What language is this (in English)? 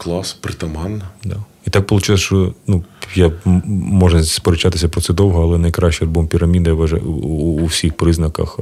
Ukrainian